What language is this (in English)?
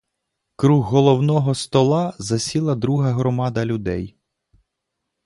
Ukrainian